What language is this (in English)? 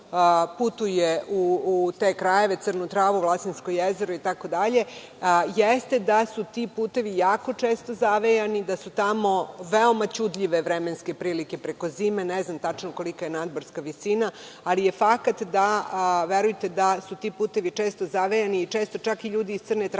Serbian